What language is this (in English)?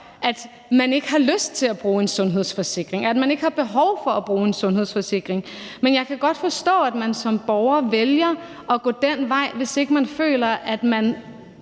Danish